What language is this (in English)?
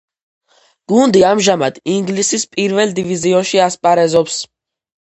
Georgian